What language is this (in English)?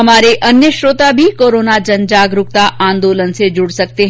Hindi